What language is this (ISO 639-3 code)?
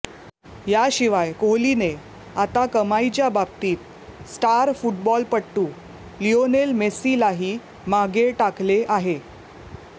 mar